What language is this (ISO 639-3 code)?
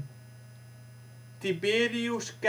nld